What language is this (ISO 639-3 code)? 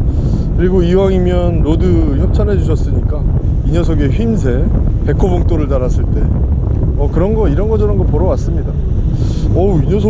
kor